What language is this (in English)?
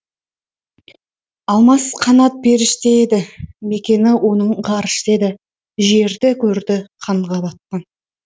Kazakh